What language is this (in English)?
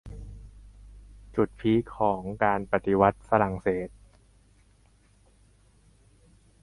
Thai